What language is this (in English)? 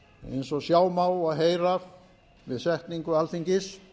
Icelandic